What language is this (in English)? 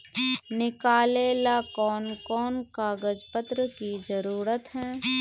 Magahi